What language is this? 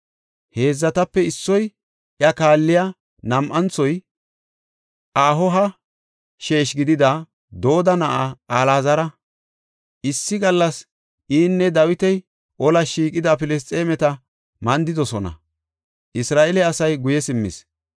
Gofa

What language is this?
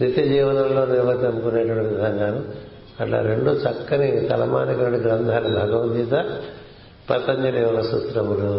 Telugu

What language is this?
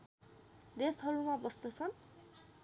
Nepali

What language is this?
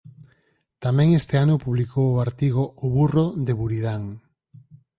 Galician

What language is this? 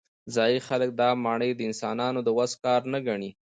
Pashto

